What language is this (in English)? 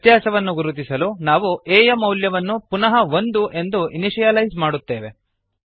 Kannada